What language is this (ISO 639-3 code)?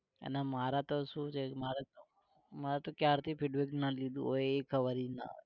guj